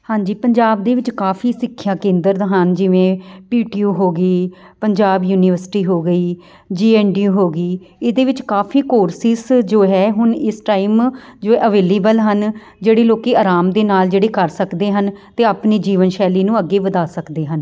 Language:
Punjabi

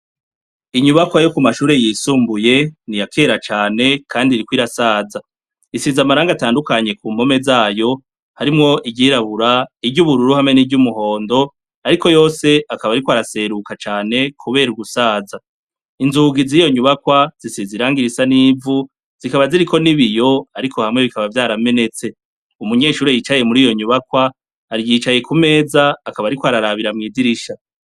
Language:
Rundi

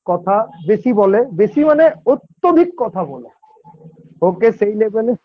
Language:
Bangla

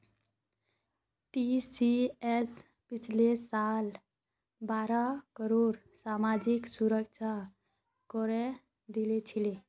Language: Magahi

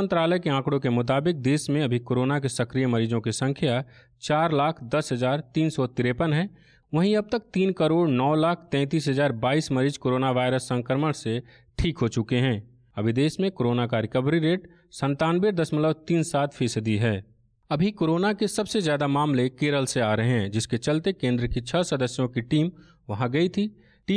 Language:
Hindi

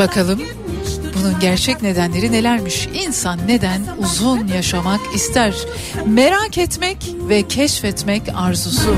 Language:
Turkish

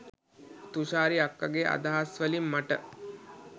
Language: Sinhala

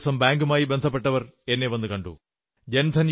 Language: Malayalam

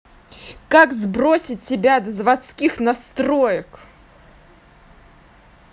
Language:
Russian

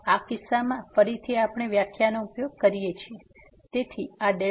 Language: Gujarati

